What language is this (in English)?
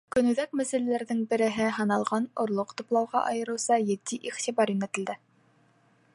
Bashkir